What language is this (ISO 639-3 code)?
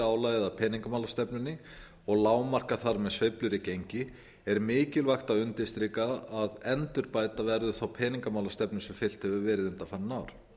isl